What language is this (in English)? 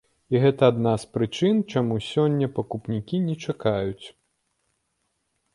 Belarusian